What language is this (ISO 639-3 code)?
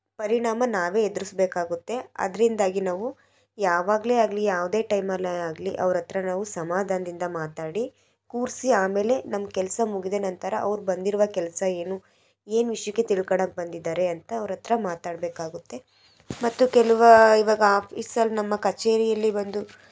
kan